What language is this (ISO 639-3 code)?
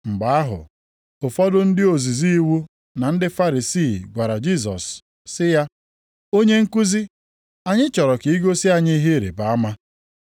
ibo